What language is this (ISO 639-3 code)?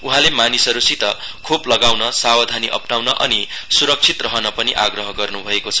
nep